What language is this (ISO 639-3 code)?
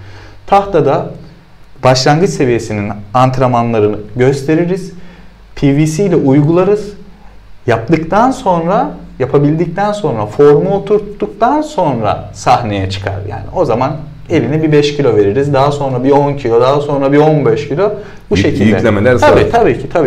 tur